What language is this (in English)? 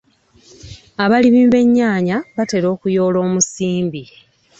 Ganda